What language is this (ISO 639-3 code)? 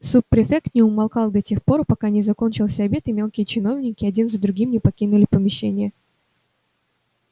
rus